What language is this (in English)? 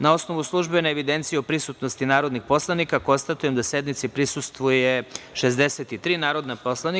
Serbian